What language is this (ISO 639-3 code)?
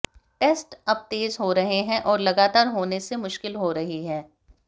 hin